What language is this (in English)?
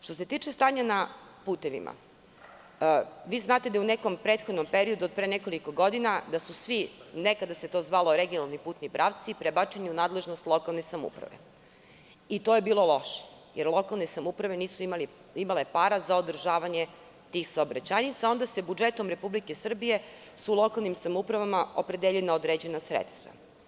Serbian